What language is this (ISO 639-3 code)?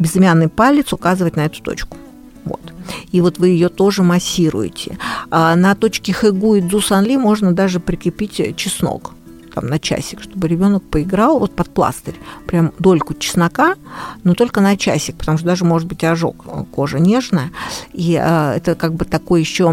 rus